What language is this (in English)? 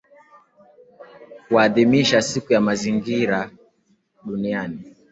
Swahili